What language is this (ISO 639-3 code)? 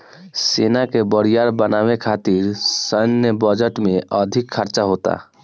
bho